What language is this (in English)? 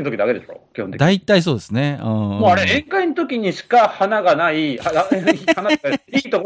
Japanese